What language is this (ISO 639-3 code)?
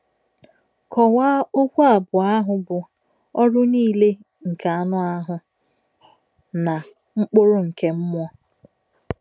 ibo